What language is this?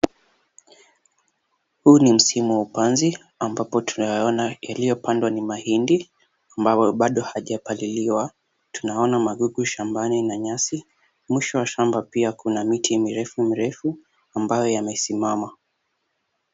Swahili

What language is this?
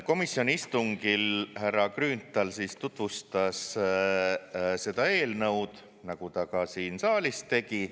Estonian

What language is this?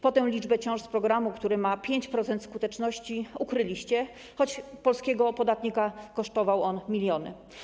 Polish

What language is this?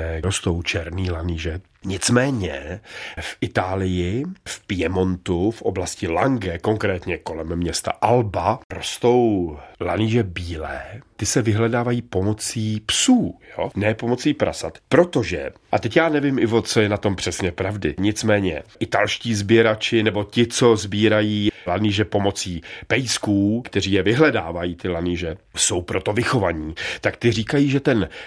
Czech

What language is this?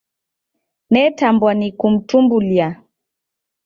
Taita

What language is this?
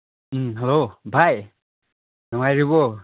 Manipuri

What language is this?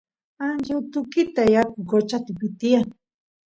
Santiago del Estero Quichua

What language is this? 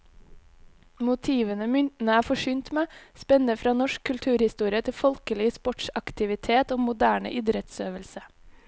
Norwegian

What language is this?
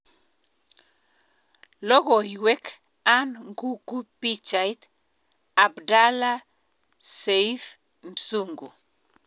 Kalenjin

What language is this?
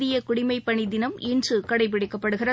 Tamil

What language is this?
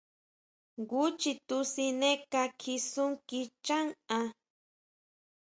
Huautla Mazatec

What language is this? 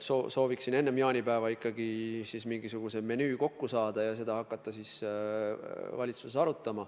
Estonian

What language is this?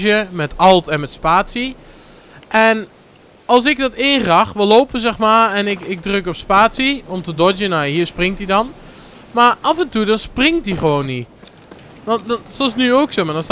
Dutch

